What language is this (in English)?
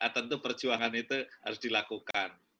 Indonesian